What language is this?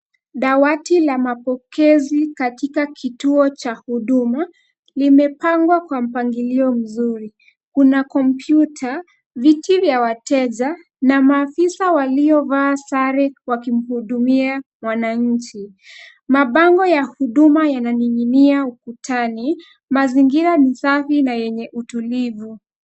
Swahili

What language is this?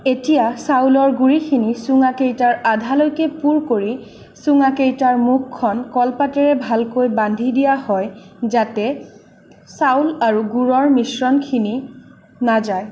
Assamese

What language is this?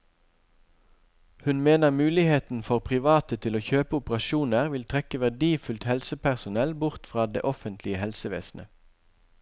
Norwegian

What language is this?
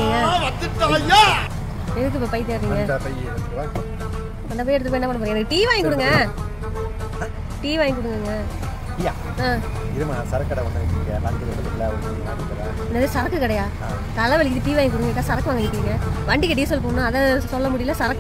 Arabic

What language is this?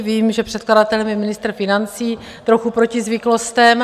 Czech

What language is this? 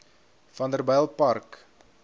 Afrikaans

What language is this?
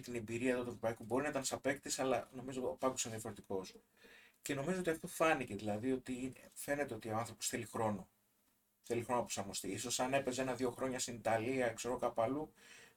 Greek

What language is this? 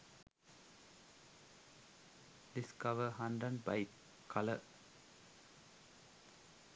Sinhala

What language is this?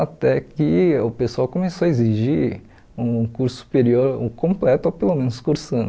Portuguese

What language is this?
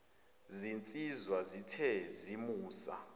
Zulu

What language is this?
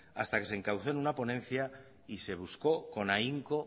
Spanish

